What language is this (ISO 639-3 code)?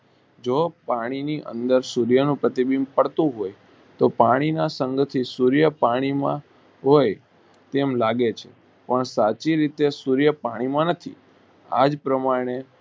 guj